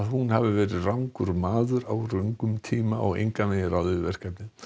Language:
Icelandic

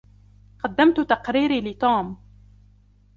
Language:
Arabic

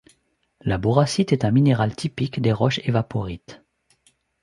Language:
French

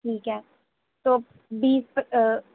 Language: Urdu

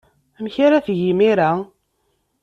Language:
Kabyle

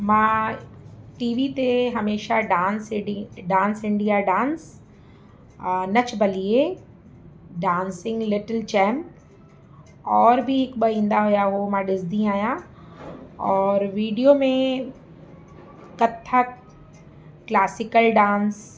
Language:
Sindhi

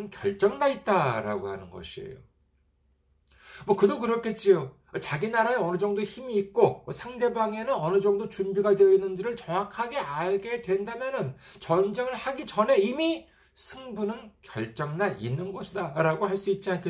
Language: Korean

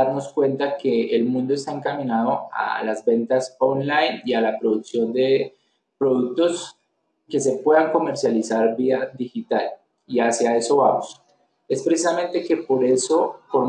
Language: Spanish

